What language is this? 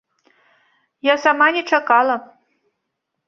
Belarusian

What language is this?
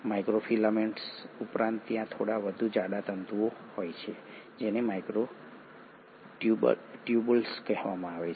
Gujarati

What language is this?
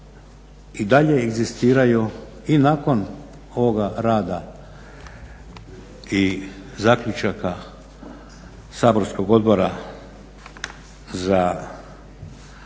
Croatian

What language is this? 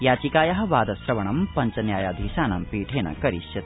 Sanskrit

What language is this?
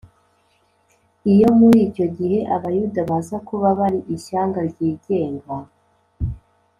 Kinyarwanda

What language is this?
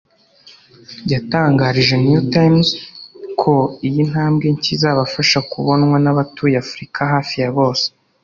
Kinyarwanda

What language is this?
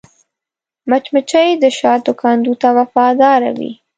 Pashto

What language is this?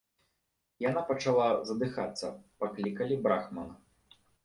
Belarusian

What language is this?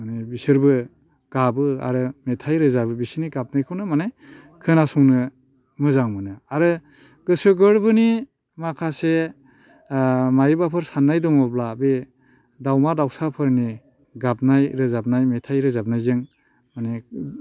Bodo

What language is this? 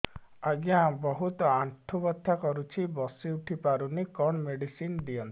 Odia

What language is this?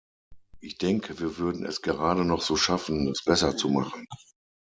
German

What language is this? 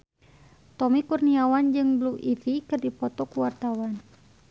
Sundanese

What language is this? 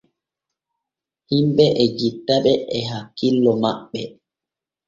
Borgu Fulfulde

